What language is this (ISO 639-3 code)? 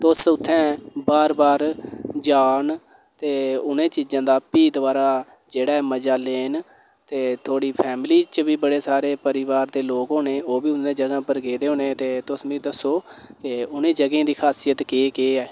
doi